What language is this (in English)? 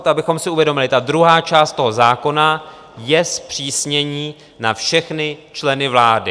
Czech